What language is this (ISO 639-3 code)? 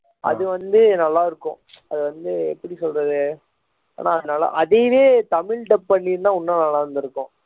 tam